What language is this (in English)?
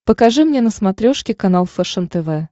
Russian